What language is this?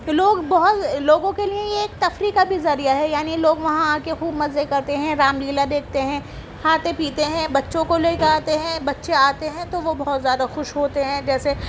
Urdu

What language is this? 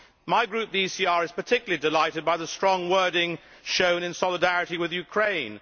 English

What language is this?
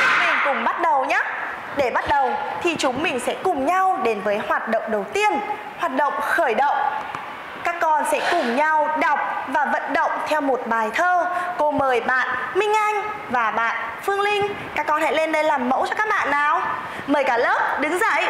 Vietnamese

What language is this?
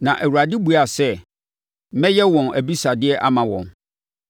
Akan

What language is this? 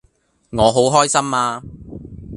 Cantonese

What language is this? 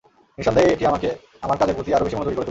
Bangla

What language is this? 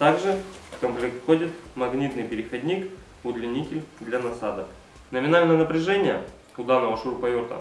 Russian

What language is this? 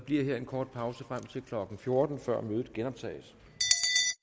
Danish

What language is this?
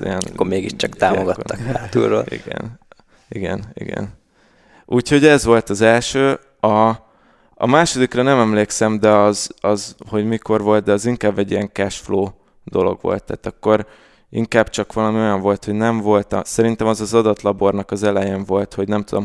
Hungarian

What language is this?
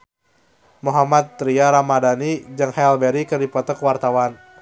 Sundanese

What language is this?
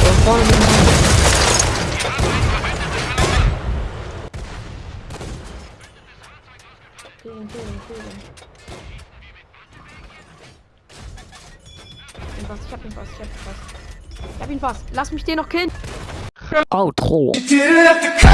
German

